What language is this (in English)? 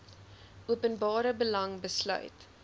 Afrikaans